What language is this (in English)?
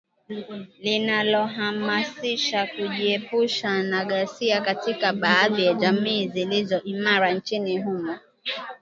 Swahili